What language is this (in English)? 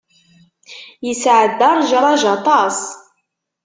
Kabyle